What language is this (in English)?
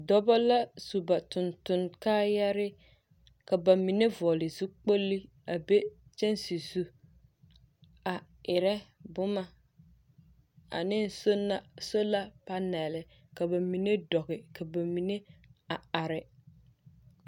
Southern Dagaare